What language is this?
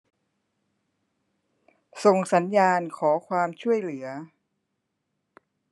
Thai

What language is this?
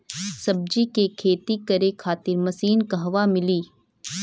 Bhojpuri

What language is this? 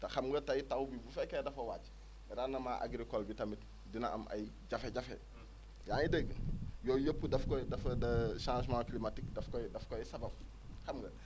Wolof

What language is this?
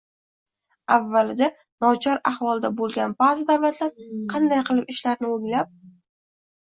Uzbek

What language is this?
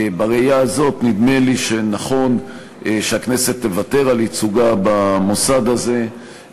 Hebrew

